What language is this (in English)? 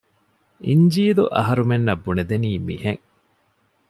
Divehi